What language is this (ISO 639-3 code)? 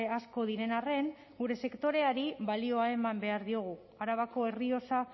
eus